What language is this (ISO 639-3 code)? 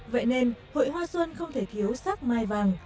vie